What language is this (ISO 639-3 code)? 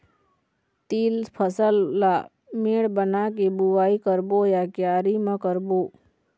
hne